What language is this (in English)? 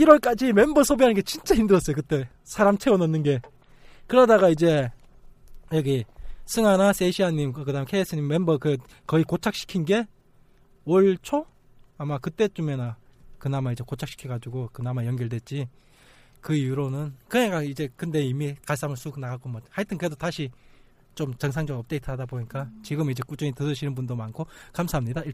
Korean